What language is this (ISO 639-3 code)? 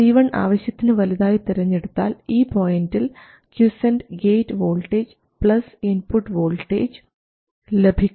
mal